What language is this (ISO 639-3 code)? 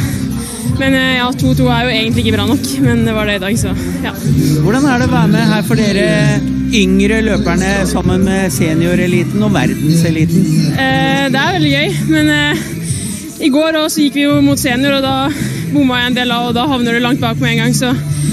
nor